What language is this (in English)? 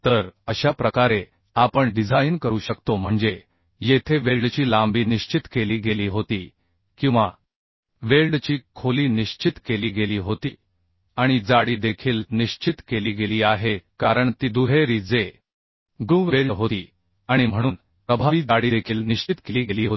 Marathi